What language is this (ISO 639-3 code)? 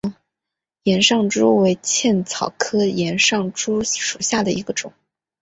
zho